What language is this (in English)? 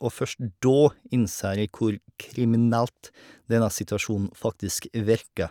Norwegian